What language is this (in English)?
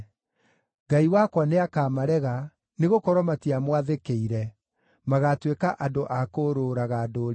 Kikuyu